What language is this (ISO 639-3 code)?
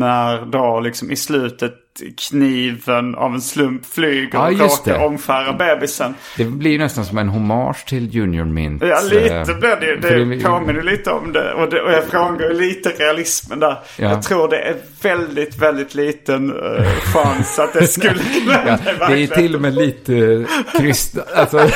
swe